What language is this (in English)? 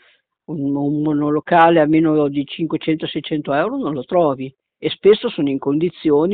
Italian